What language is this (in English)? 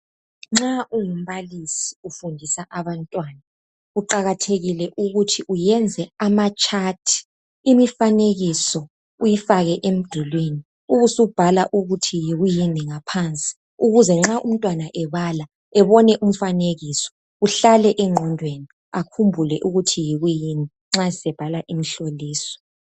North Ndebele